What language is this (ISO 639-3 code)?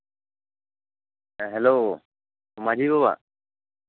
sat